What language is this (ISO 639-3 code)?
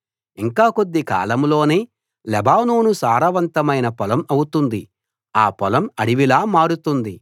tel